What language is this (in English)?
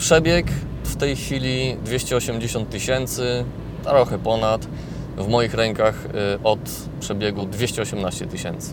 Polish